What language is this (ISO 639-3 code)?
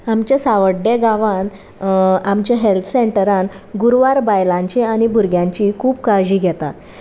kok